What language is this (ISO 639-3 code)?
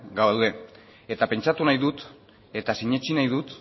eus